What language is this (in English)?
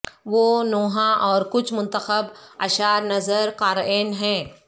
Urdu